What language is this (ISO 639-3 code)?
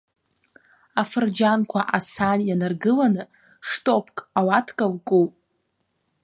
abk